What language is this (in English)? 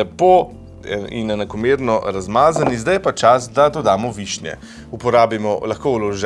Slovenian